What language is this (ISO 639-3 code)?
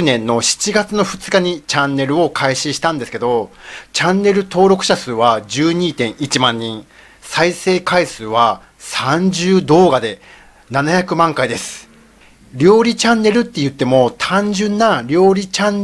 jpn